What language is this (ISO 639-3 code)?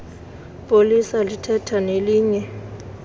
xho